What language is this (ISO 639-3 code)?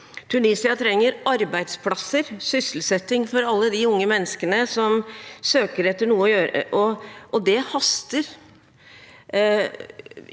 nor